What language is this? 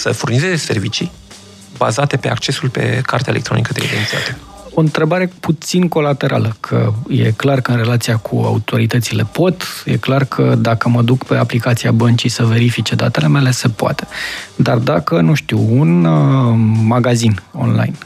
Romanian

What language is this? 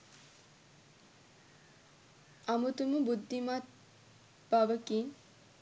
Sinhala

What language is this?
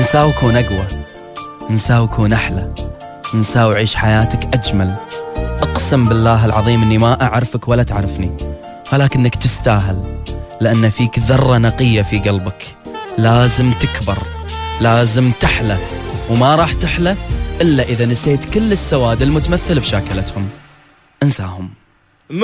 Arabic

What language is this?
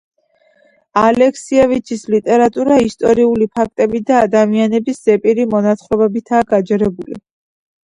Georgian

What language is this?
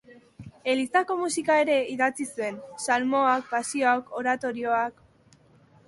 Basque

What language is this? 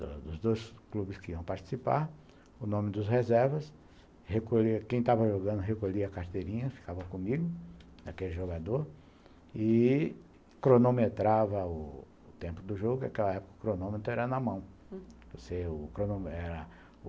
Portuguese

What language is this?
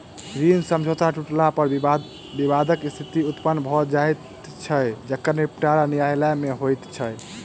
Maithili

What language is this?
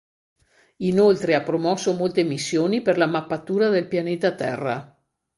Italian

